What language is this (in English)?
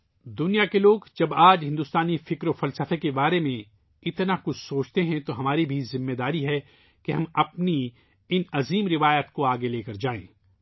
Urdu